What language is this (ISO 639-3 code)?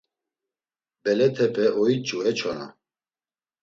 lzz